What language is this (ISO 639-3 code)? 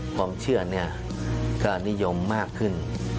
tha